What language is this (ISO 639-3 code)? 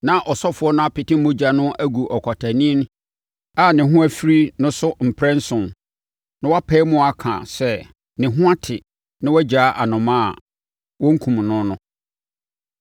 aka